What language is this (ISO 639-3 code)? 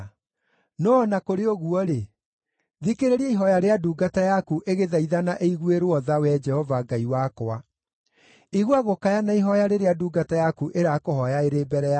kik